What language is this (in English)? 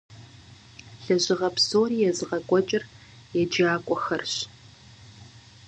Kabardian